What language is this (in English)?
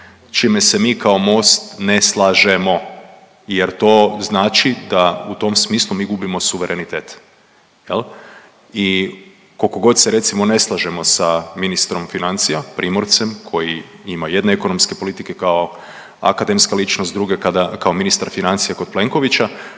Croatian